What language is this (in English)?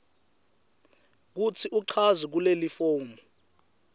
Swati